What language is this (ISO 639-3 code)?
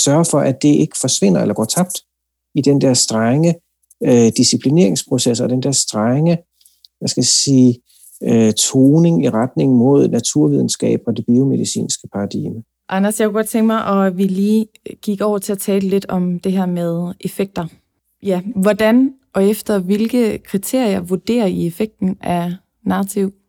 dan